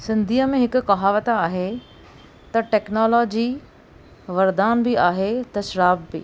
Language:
Sindhi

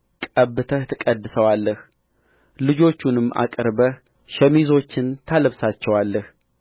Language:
Amharic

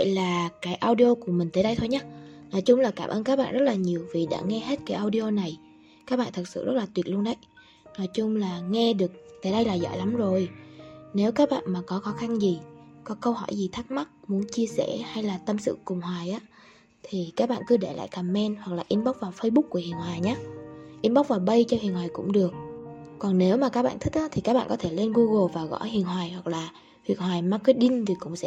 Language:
Vietnamese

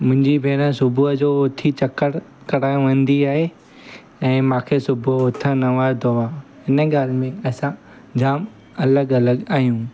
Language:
Sindhi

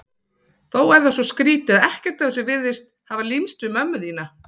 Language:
Icelandic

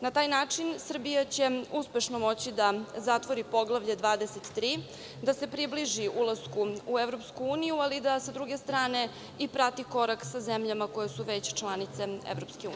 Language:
Serbian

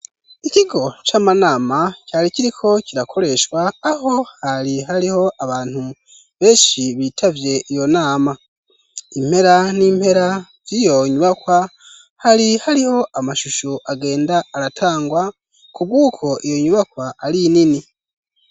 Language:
Rundi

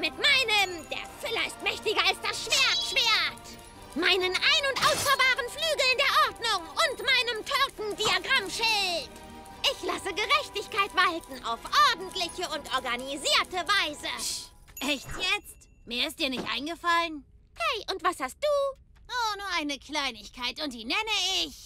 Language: German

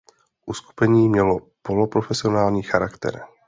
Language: Czech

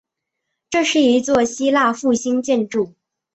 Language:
Chinese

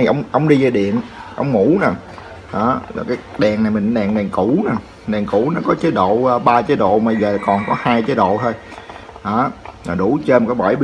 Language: Vietnamese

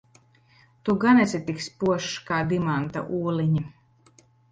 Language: Latvian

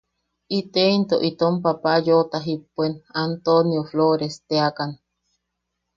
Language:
Yaqui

